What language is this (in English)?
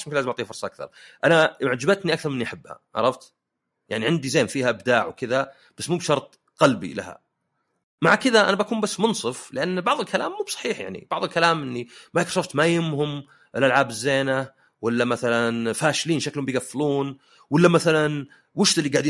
Arabic